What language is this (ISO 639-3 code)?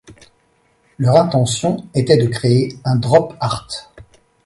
fra